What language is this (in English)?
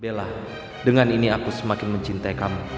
Indonesian